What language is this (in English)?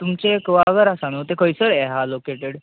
Konkani